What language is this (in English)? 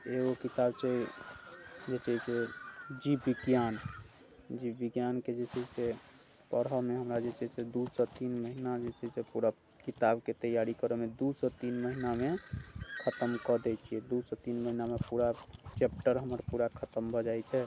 Maithili